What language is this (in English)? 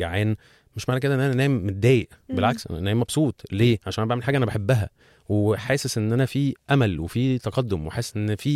Arabic